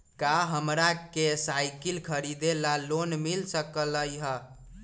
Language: Magahi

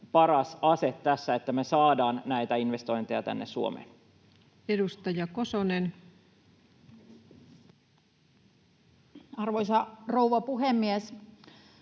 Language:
Finnish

